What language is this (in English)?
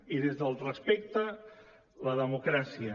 Catalan